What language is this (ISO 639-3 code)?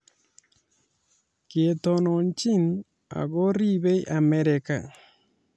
kln